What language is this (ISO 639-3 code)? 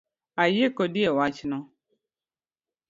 luo